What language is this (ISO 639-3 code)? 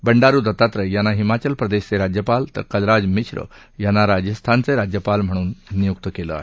mar